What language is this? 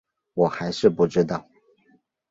Chinese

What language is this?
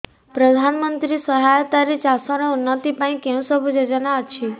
Odia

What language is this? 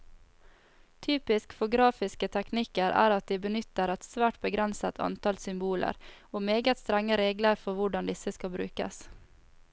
Norwegian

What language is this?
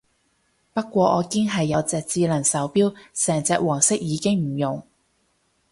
Cantonese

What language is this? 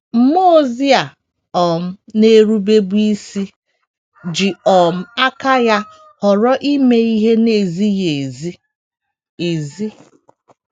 Igbo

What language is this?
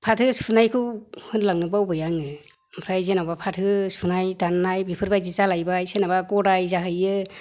Bodo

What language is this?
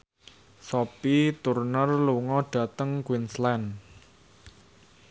Javanese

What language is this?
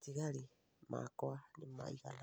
Kikuyu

